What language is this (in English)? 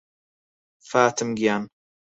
Central Kurdish